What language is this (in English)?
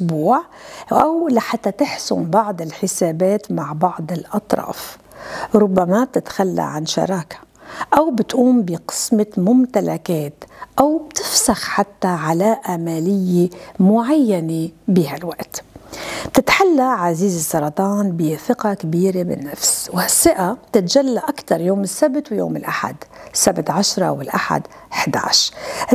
Arabic